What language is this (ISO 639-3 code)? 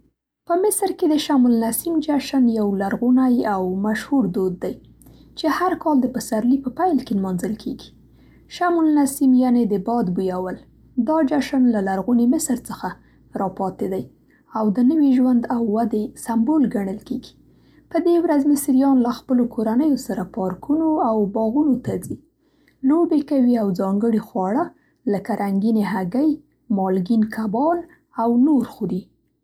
pst